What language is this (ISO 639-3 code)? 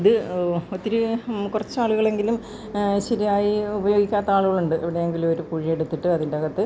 mal